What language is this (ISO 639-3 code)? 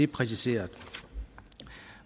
dan